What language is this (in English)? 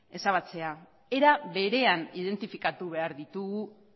Basque